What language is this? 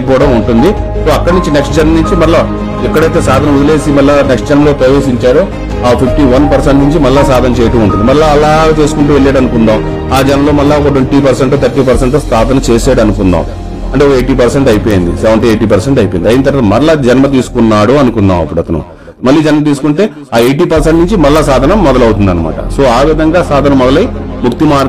Telugu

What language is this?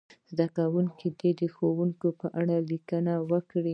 Pashto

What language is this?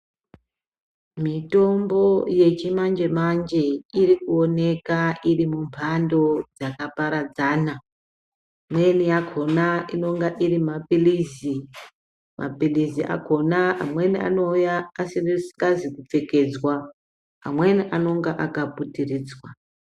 Ndau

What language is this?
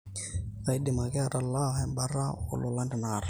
Masai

